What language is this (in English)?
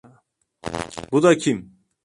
Turkish